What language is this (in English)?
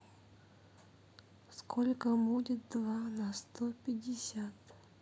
Russian